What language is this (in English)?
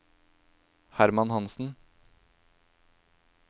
Norwegian